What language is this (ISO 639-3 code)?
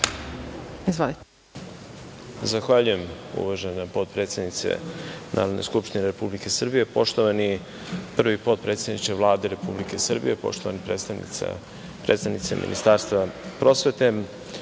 srp